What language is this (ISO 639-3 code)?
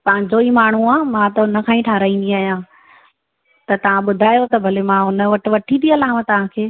snd